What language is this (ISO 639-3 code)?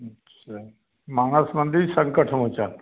hin